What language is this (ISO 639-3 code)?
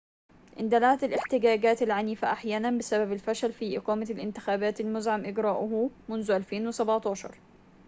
ara